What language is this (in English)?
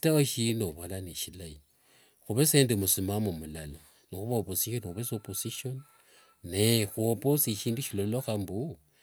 Wanga